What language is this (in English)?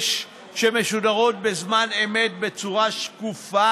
Hebrew